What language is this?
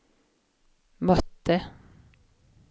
Swedish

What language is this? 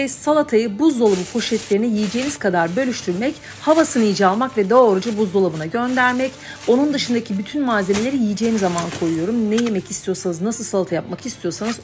Turkish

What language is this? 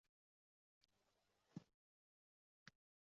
Uzbek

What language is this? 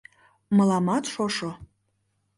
Mari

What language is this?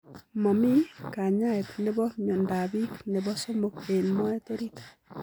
Kalenjin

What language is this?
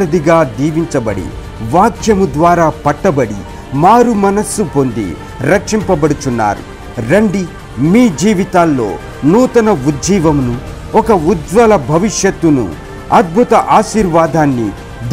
Telugu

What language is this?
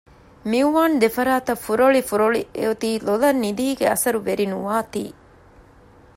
Divehi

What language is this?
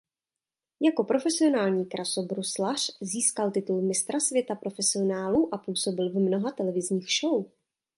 Czech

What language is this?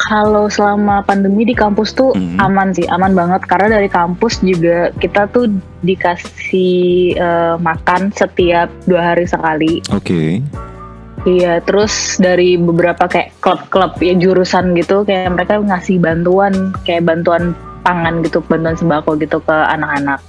Indonesian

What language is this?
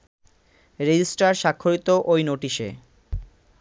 Bangla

